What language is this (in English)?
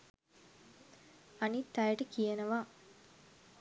Sinhala